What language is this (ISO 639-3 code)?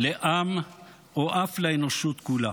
heb